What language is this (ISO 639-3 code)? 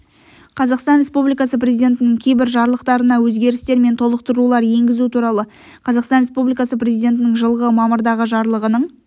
kaz